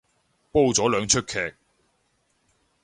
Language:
Cantonese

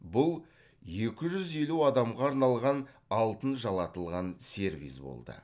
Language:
Kazakh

